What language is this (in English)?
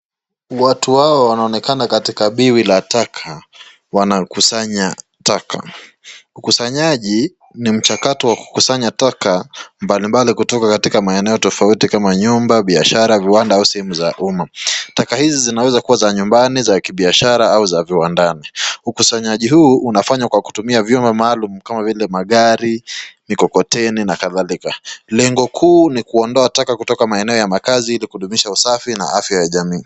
Swahili